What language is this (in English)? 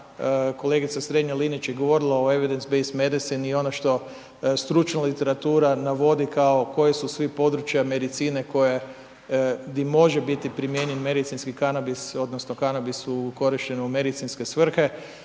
Croatian